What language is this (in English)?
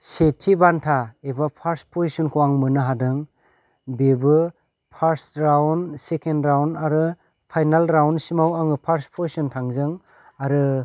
Bodo